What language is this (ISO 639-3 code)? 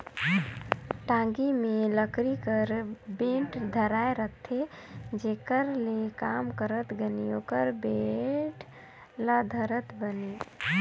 hne